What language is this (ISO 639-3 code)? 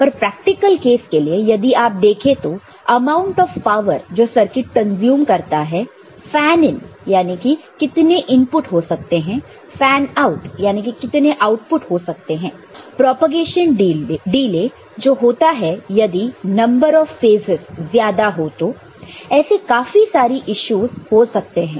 hin